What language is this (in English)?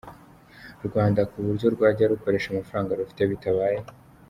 Kinyarwanda